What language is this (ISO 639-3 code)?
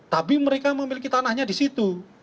ind